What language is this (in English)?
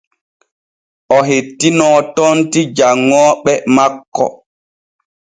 Borgu Fulfulde